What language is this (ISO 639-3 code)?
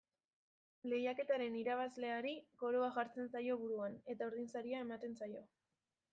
eus